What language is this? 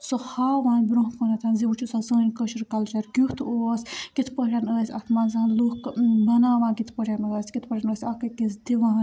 Kashmiri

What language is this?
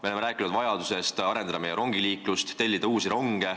Estonian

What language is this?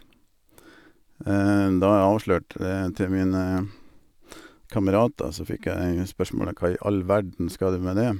Norwegian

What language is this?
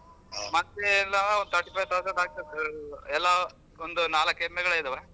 Kannada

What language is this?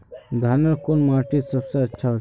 Magahi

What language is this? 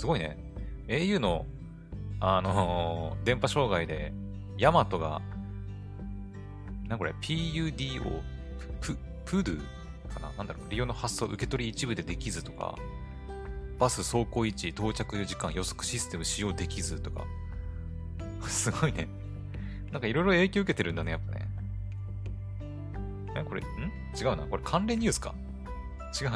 Japanese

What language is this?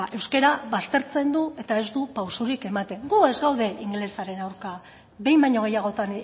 Basque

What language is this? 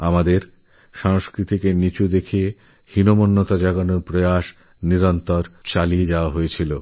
Bangla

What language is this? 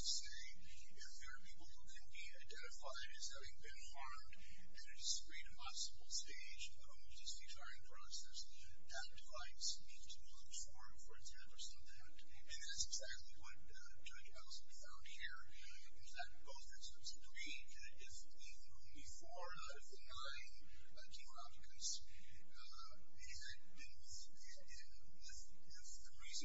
English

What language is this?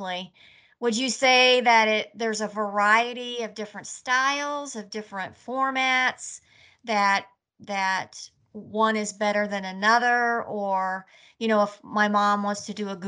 English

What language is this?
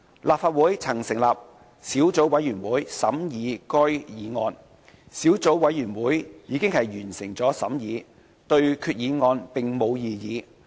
Cantonese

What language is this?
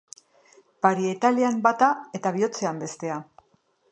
Basque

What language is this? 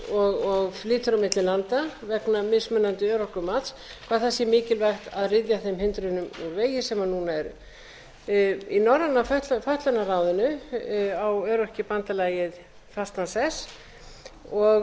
Icelandic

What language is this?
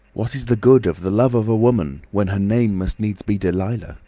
English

